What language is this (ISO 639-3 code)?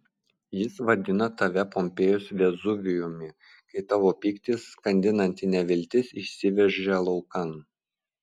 lit